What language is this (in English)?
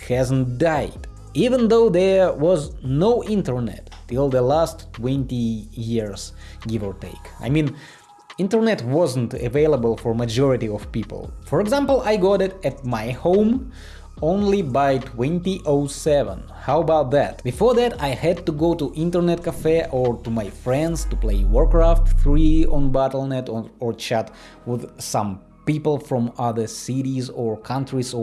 English